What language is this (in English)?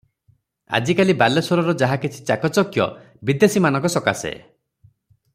Odia